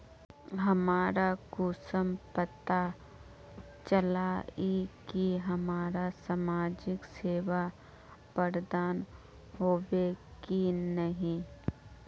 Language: Magahi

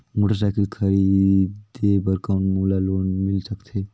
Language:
Chhattisgarhi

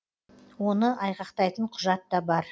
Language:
Kazakh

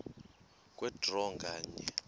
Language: Xhosa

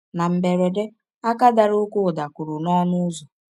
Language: Igbo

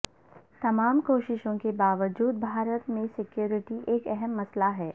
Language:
Urdu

